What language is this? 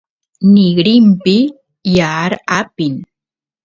Santiago del Estero Quichua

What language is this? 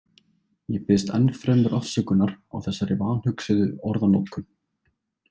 Icelandic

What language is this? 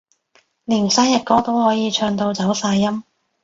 Cantonese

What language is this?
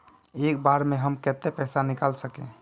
Magahi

